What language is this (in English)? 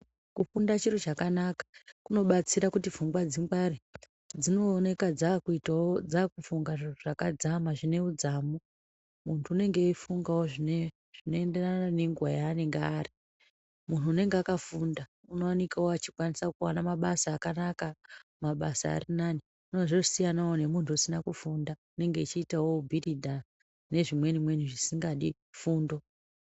Ndau